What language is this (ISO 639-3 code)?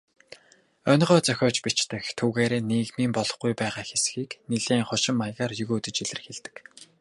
mon